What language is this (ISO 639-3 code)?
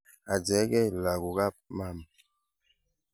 kln